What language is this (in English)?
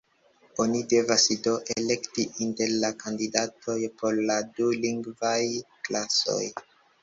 Esperanto